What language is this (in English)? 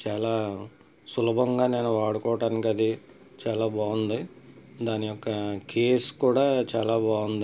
Telugu